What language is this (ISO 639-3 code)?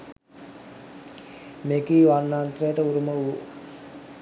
sin